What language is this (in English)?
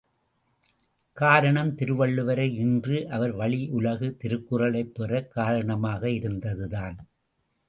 Tamil